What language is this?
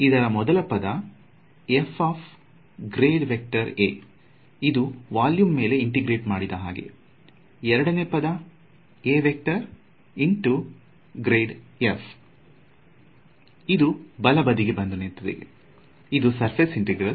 Kannada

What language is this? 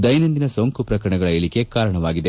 Kannada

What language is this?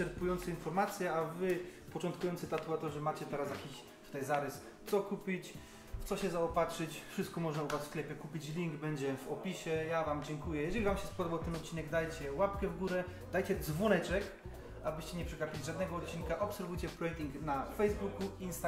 Polish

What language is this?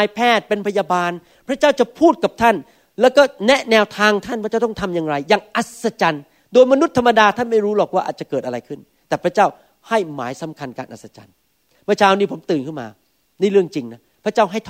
Thai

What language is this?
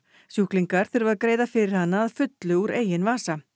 Icelandic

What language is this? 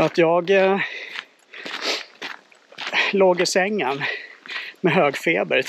Swedish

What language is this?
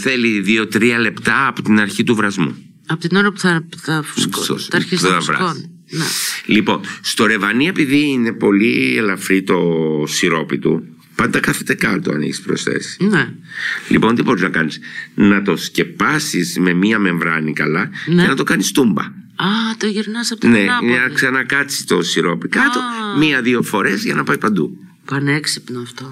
Greek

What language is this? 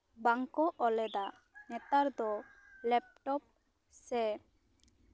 Santali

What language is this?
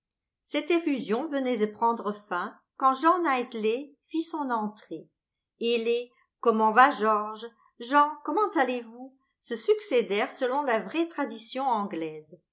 French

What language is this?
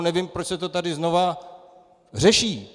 Czech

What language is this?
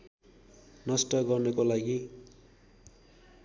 Nepali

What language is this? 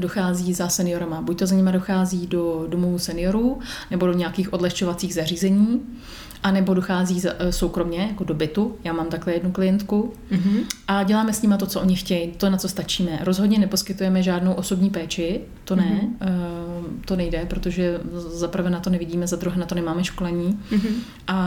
Czech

